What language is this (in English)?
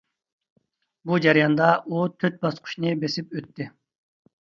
Uyghur